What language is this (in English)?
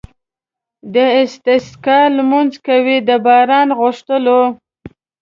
Pashto